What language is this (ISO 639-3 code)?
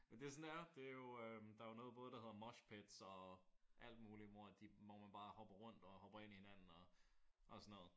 dan